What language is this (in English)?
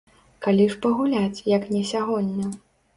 Belarusian